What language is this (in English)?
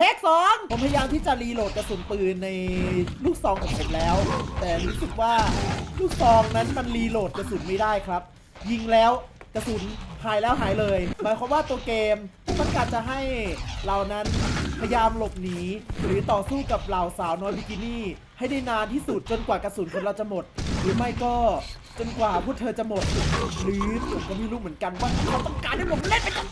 Thai